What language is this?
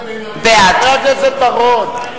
Hebrew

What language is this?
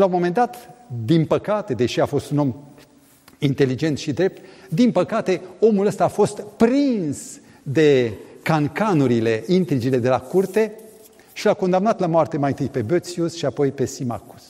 Romanian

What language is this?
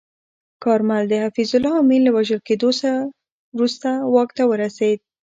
Pashto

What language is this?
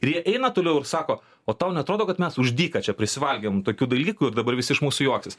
Lithuanian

